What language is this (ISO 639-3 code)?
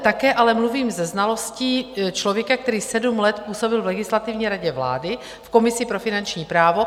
ces